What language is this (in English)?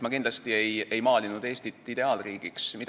Estonian